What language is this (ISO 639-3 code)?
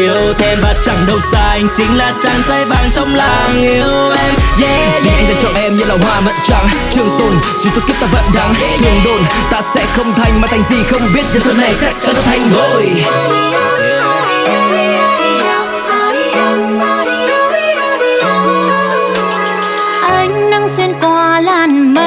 vie